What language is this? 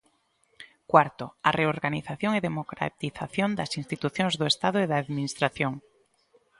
Galician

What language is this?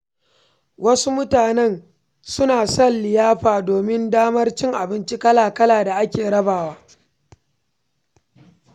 Hausa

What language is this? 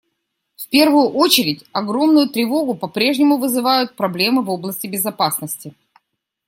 Russian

